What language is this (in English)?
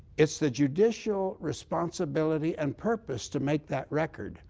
English